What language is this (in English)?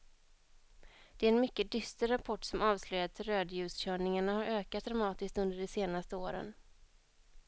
Swedish